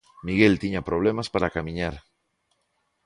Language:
Galician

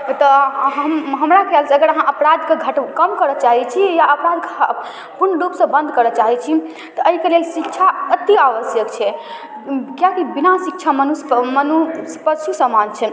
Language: Maithili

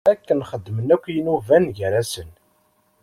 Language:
Kabyle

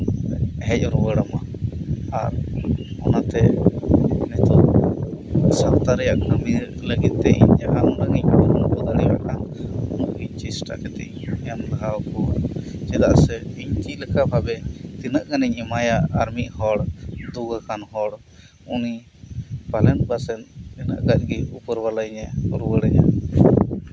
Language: Santali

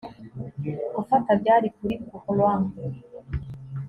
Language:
Kinyarwanda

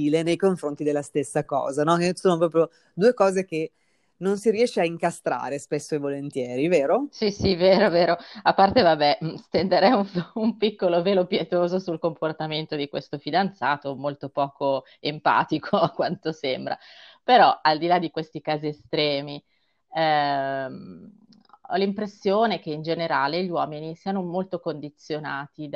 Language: Italian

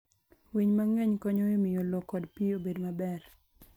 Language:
Luo (Kenya and Tanzania)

